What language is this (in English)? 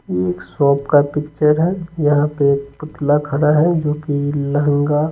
Hindi